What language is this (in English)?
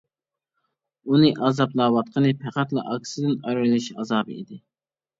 Uyghur